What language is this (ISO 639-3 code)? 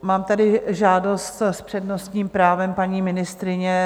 ces